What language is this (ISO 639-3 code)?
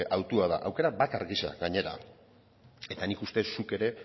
eus